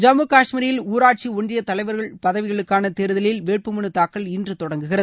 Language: Tamil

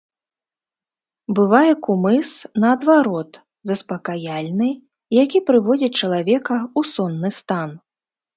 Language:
Belarusian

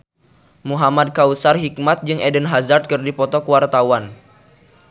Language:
Sundanese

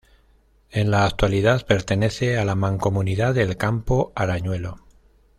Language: Spanish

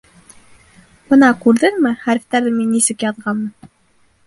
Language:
Bashkir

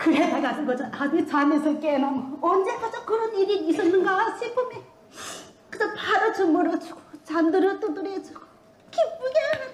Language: Korean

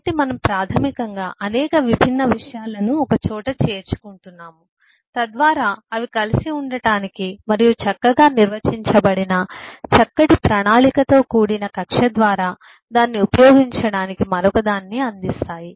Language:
Telugu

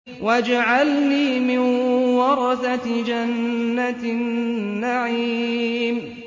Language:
Arabic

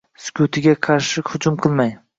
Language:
Uzbek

